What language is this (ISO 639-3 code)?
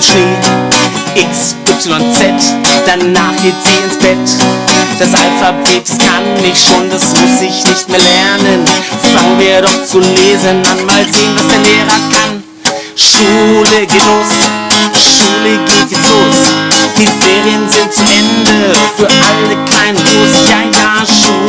deu